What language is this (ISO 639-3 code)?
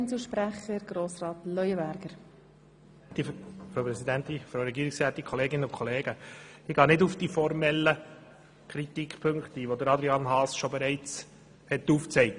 gsw